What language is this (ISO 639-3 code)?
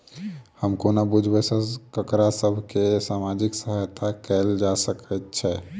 mai